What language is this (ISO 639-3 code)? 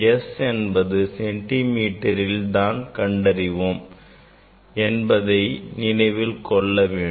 tam